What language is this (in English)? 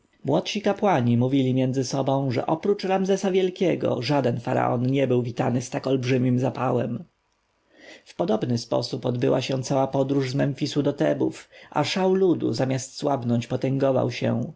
Polish